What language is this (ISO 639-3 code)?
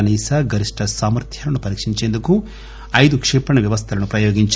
tel